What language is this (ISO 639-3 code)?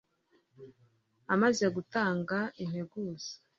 kin